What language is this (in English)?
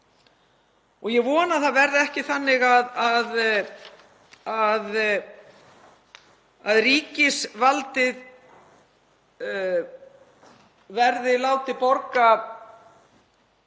Icelandic